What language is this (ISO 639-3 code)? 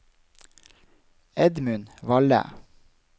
nor